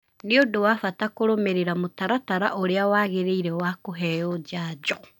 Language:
Kikuyu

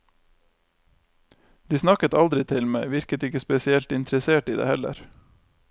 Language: Norwegian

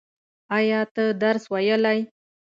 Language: Pashto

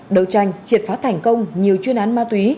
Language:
Vietnamese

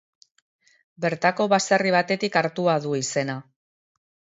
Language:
Basque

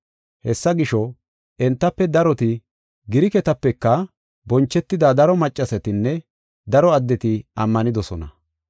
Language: Gofa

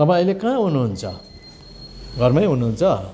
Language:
Nepali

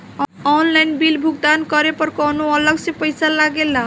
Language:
Bhojpuri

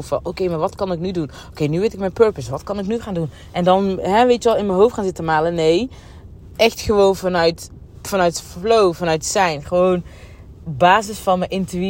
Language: Dutch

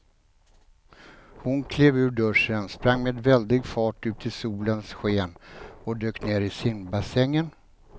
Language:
Swedish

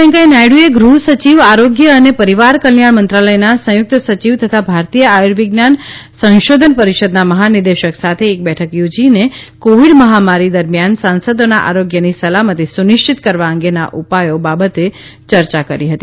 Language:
Gujarati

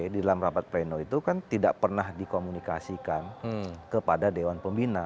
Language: Indonesian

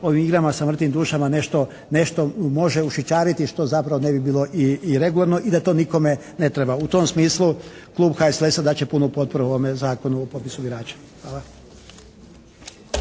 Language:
Croatian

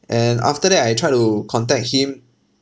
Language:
English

